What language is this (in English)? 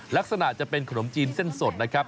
Thai